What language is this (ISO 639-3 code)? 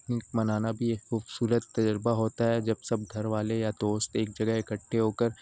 urd